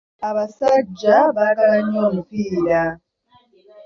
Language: Ganda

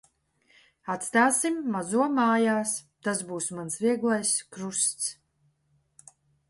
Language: Latvian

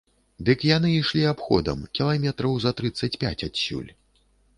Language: Belarusian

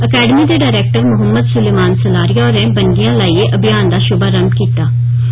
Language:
Dogri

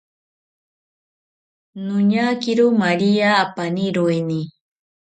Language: South Ucayali Ashéninka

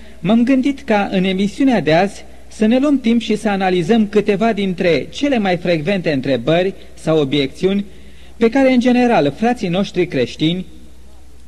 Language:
Romanian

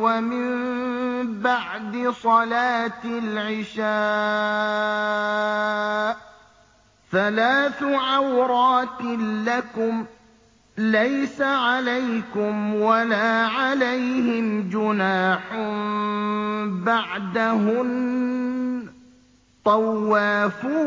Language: Arabic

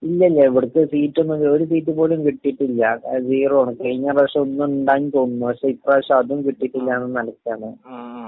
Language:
Malayalam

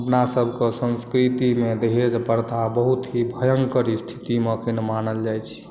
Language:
Maithili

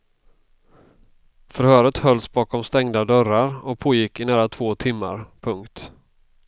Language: Swedish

